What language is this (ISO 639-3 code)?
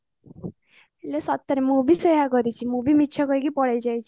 ori